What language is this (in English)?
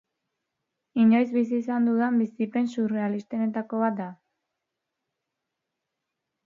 Basque